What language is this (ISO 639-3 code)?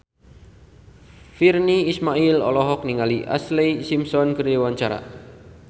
sun